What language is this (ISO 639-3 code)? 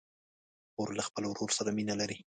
pus